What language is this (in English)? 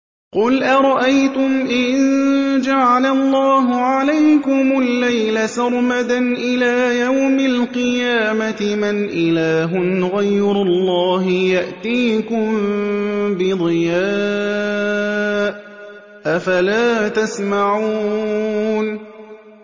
Arabic